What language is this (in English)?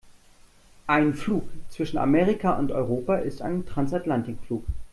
German